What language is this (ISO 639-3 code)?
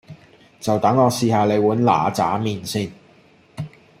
yue